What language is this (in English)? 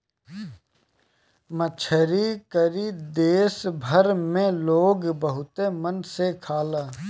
Bhojpuri